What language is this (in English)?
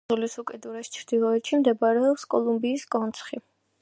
Georgian